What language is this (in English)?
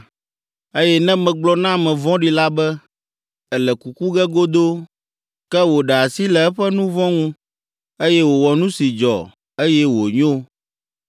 Ewe